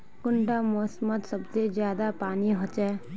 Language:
Magahi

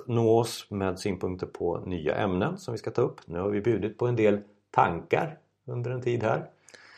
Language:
Swedish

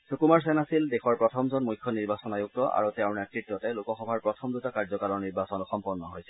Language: Assamese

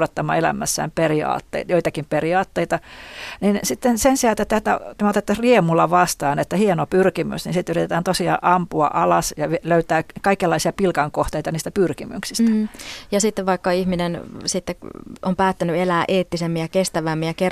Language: Finnish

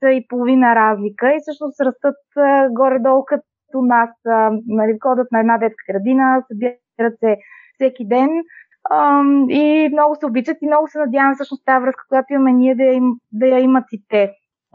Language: Bulgarian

